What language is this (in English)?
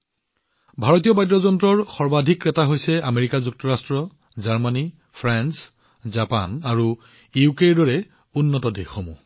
Assamese